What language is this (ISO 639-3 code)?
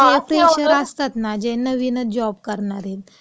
mar